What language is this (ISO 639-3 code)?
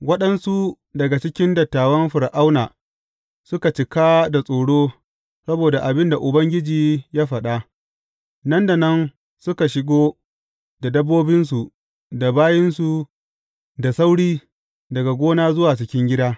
hau